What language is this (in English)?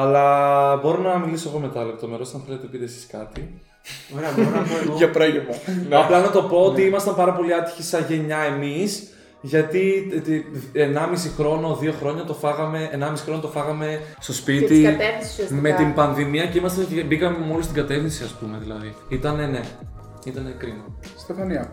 Greek